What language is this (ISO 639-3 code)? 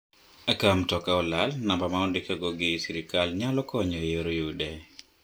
luo